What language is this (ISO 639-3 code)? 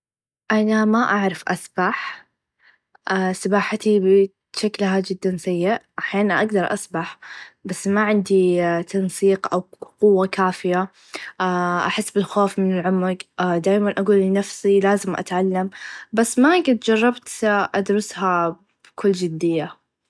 ars